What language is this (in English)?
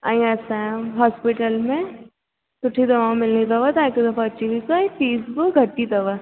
Sindhi